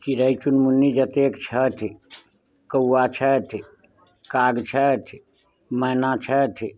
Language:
Maithili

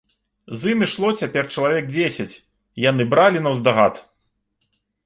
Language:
Belarusian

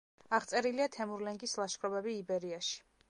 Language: Georgian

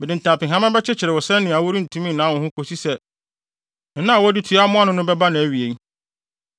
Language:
Akan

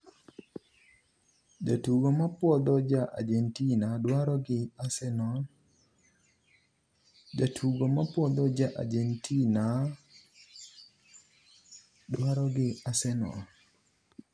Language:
Luo (Kenya and Tanzania)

